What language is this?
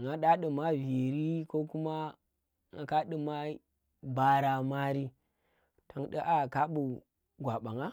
Tera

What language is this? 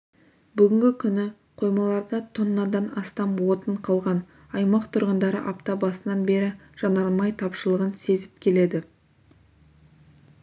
Kazakh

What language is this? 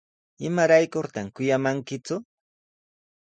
Sihuas Ancash Quechua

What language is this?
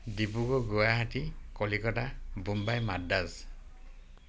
Assamese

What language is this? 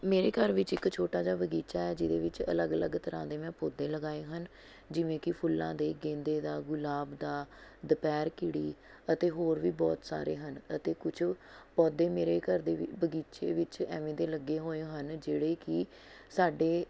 Punjabi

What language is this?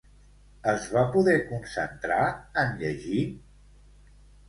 Catalan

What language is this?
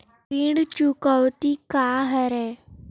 Chhattisgarhi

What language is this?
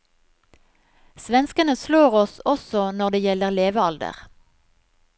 Norwegian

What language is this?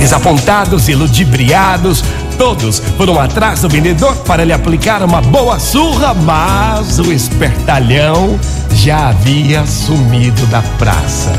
Portuguese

